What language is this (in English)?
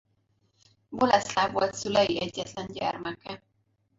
Hungarian